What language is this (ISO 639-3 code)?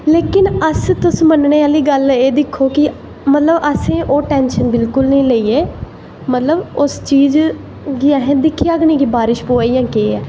doi